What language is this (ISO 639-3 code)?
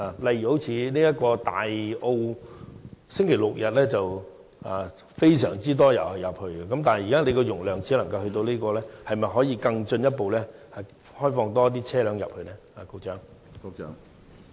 yue